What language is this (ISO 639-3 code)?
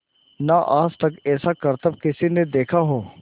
hin